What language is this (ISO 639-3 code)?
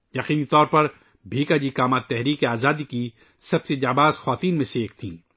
urd